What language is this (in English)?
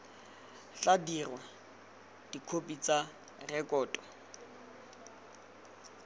Tswana